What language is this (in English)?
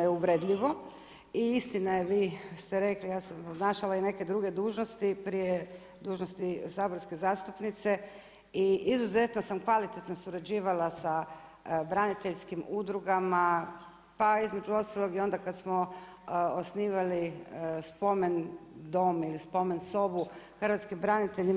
Croatian